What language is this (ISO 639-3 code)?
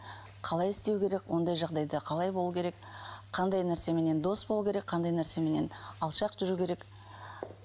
kaz